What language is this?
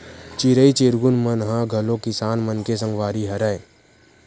Chhattisgarhi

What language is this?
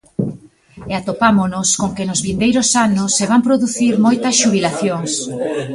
Galician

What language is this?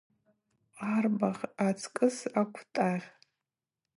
Abaza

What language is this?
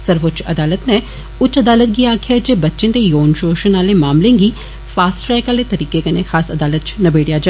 Dogri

